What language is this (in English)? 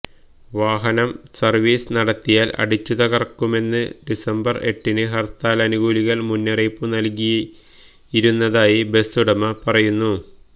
Malayalam